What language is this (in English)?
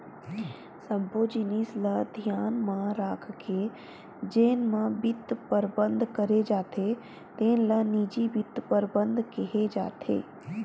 Chhattisgarhi